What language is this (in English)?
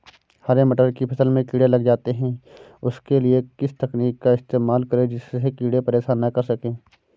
Hindi